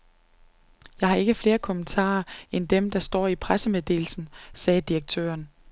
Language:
Danish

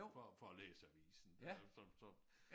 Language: Danish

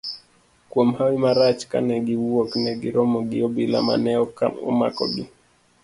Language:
Luo (Kenya and Tanzania)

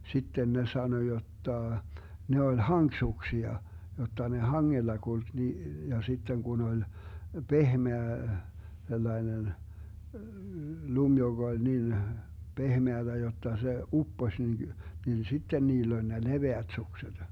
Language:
Finnish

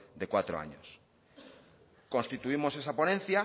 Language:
Spanish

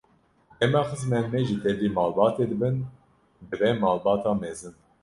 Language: Kurdish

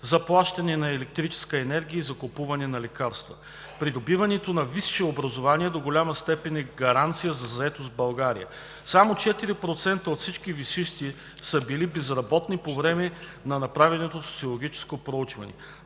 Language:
Bulgarian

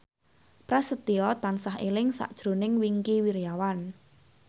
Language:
Javanese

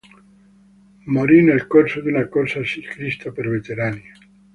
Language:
Italian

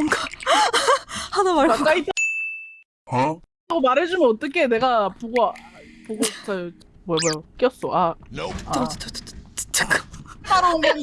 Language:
Korean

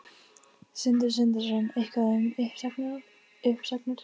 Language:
Icelandic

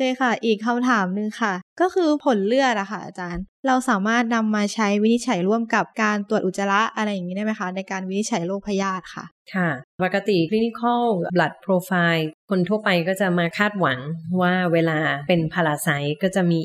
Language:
Thai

